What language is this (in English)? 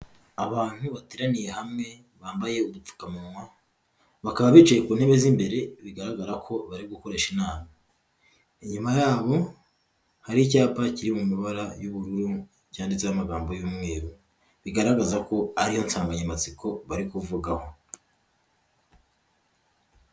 Kinyarwanda